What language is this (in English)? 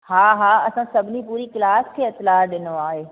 Sindhi